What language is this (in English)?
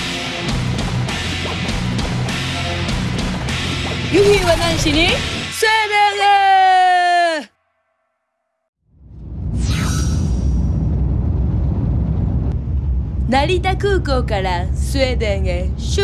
Japanese